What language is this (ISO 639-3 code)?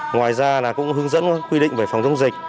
vie